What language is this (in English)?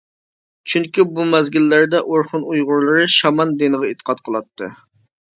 Uyghur